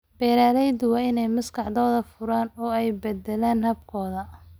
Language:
Somali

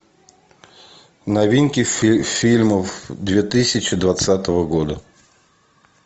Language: Russian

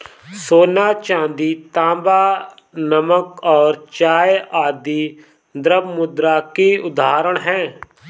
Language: Hindi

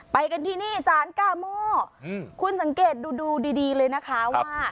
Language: Thai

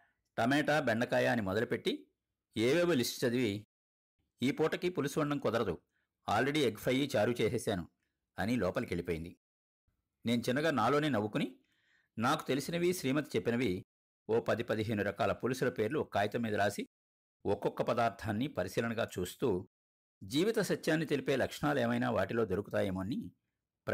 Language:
Telugu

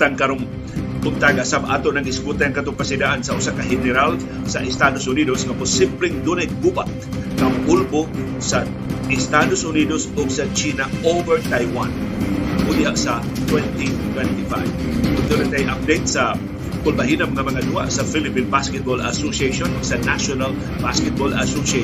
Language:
Filipino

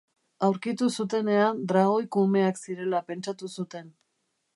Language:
Basque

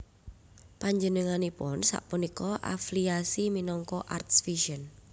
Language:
Javanese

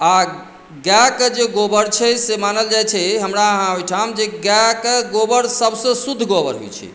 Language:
Maithili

